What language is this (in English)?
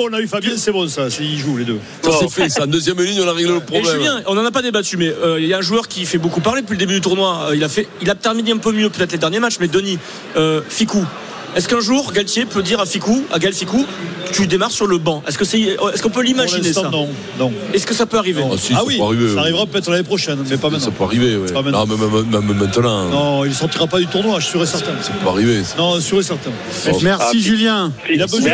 French